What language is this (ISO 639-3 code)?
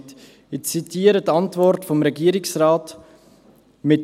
gsw